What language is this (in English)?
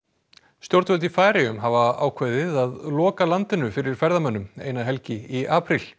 Icelandic